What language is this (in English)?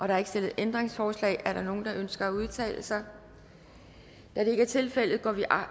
Danish